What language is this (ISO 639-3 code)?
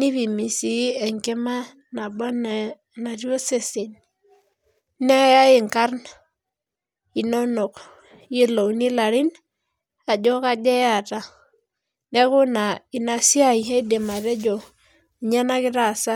mas